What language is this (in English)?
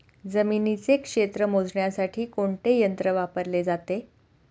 Marathi